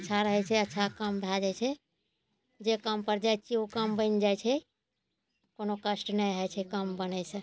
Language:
Maithili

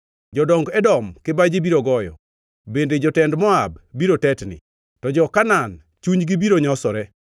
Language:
Luo (Kenya and Tanzania)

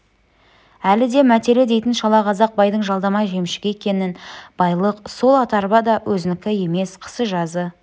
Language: Kazakh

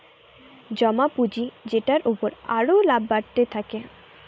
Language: Bangla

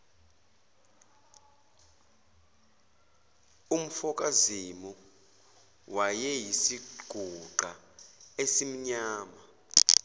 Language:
Zulu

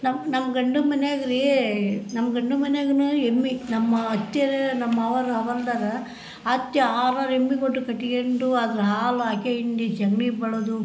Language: Kannada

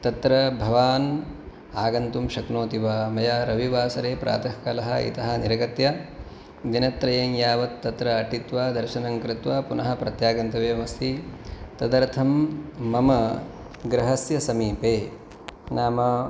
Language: Sanskrit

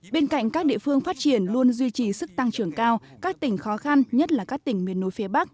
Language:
Vietnamese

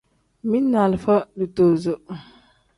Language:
Tem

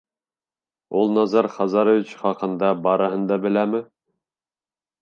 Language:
Bashkir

